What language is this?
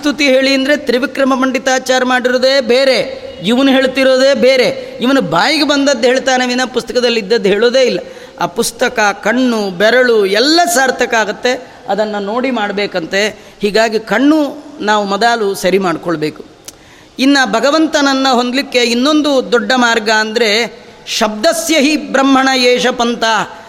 Kannada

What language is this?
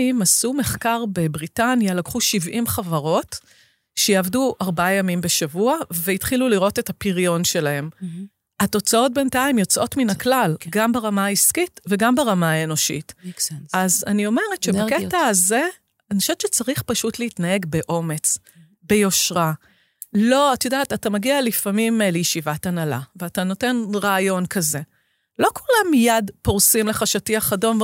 Hebrew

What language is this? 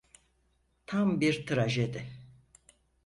Turkish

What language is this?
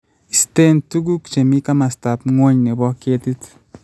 Kalenjin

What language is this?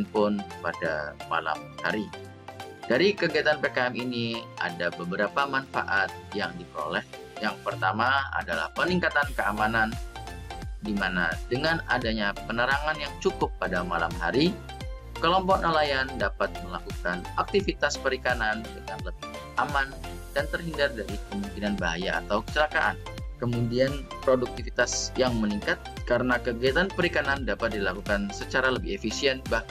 Indonesian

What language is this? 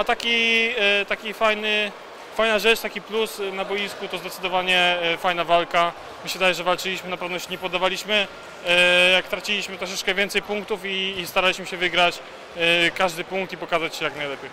Polish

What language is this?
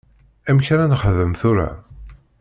Kabyle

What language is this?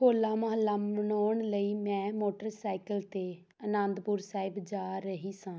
Punjabi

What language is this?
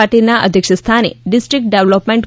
Gujarati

